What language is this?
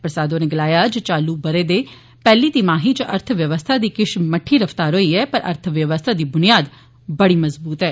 Dogri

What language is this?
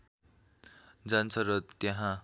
Nepali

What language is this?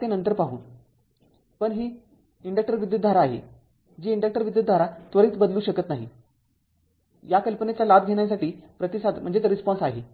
Marathi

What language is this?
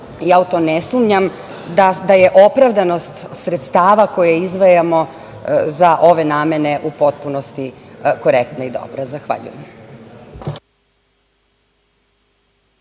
Serbian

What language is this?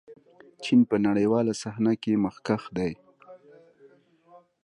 Pashto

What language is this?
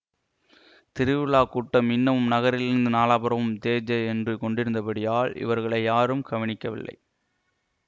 Tamil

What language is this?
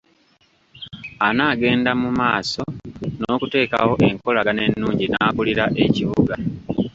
Ganda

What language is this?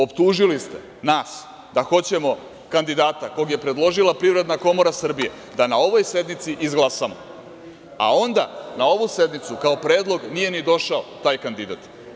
Serbian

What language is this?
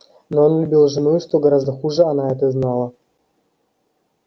Russian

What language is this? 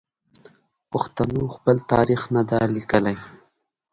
Pashto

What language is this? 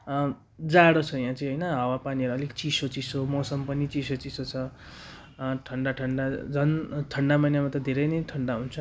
Nepali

